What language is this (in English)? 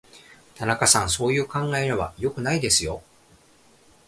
Japanese